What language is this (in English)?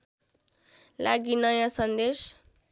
Nepali